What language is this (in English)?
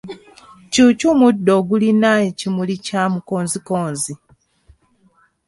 Ganda